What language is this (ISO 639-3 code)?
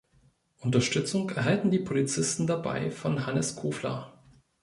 deu